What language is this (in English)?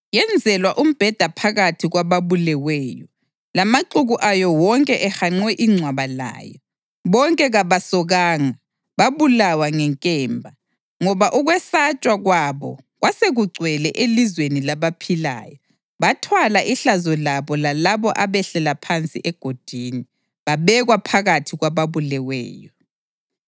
North Ndebele